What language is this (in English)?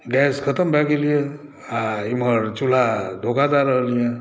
Maithili